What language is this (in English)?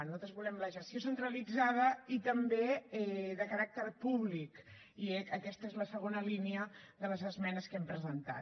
Catalan